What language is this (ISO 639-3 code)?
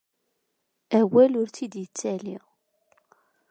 kab